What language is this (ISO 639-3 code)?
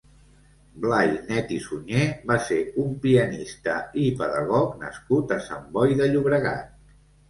cat